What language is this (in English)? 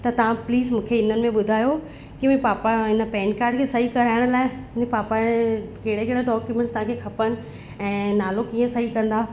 Sindhi